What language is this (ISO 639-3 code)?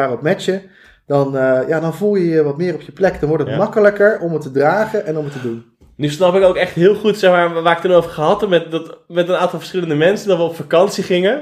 nld